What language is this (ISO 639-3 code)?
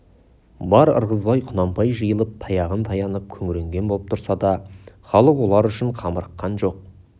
kaz